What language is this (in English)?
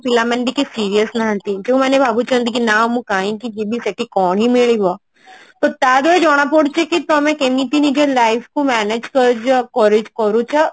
Odia